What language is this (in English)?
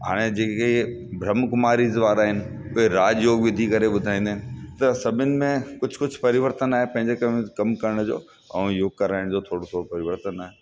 Sindhi